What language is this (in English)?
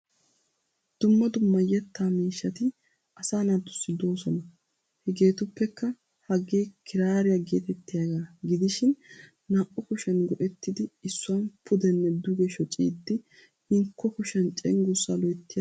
Wolaytta